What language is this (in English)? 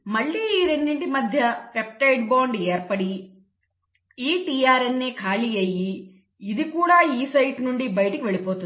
Telugu